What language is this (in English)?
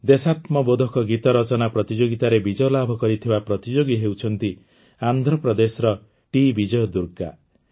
Odia